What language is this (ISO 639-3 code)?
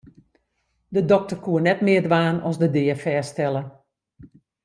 fry